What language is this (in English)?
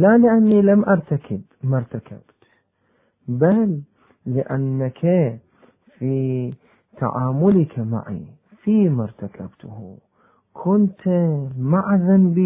Arabic